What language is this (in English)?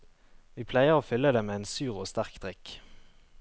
Norwegian